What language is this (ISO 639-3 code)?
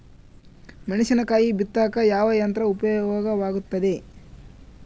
kan